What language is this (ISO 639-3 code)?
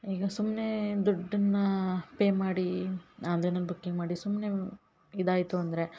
kan